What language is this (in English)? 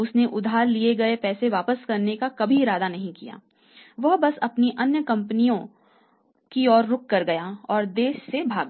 Hindi